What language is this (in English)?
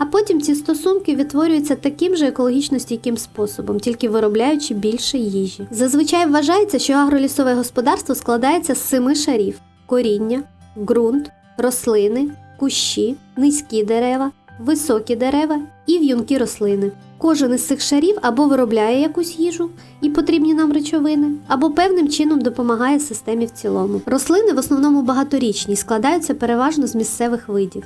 Ukrainian